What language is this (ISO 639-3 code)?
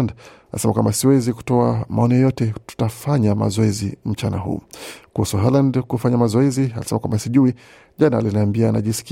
swa